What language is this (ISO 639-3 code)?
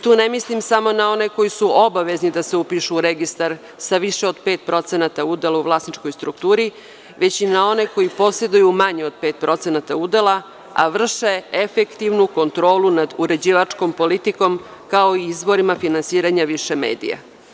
srp